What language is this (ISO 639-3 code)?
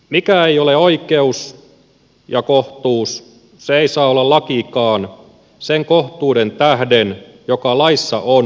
fin